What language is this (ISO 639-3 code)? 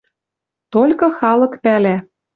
mrj